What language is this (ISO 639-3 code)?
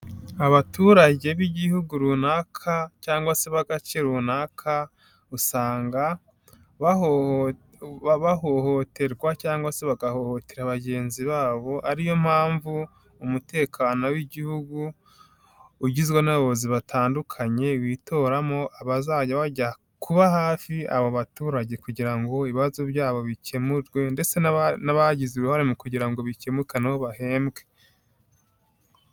kin